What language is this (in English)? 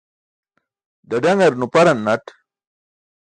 Burushaski